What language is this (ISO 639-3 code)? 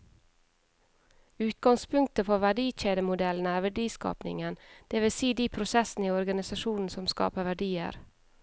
nor